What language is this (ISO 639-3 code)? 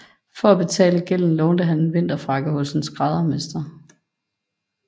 dan